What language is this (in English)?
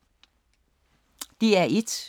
Danish